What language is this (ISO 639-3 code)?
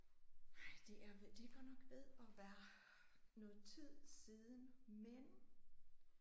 dan